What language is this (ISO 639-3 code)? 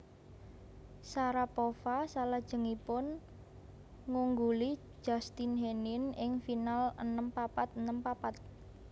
jav